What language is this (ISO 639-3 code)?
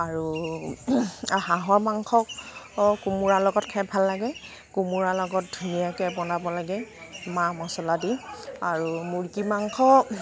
asm